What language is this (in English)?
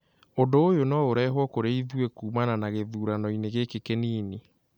Kikuyu